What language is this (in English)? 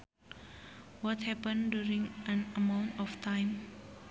Sundanese